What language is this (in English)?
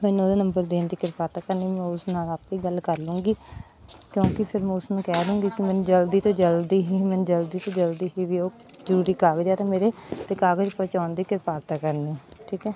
Punjabi